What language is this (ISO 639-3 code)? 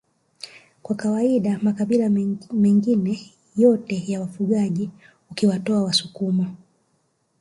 swa